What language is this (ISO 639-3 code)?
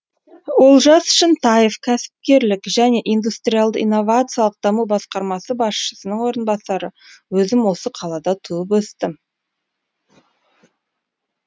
kaz